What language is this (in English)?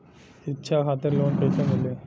Bhojpuri